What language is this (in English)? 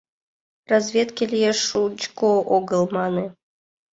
Mari